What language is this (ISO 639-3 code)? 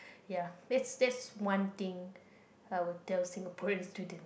eng